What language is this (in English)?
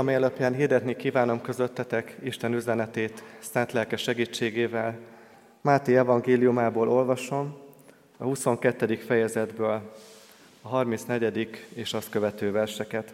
Hungarian